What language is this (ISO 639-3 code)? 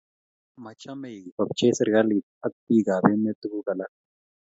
kln